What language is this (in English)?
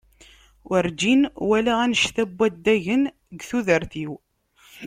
Kabyle